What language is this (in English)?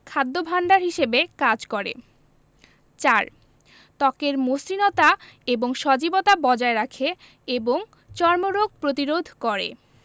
Bangla